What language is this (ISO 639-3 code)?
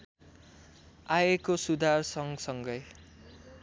nep